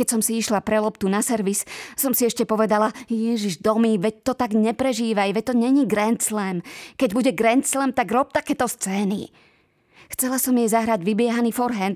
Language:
Slovak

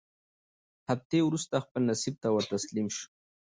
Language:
Pashto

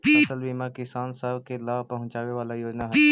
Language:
Magahi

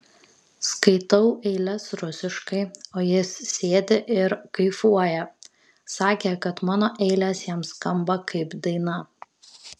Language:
Lithuanian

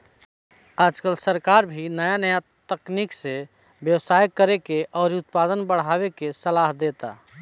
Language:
Bhojpuri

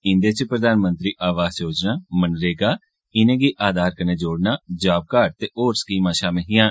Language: Dogri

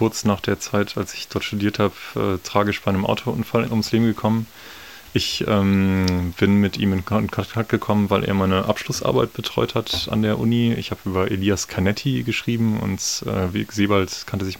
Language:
German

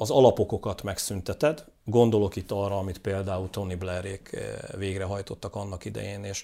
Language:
Hungarian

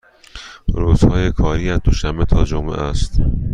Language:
Persian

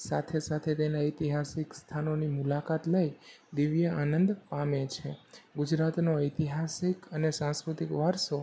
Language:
Gujarati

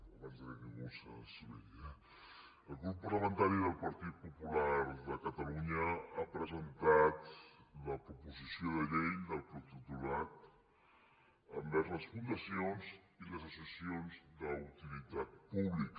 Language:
Catalan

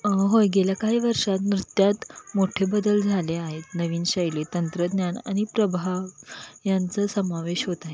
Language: Marathi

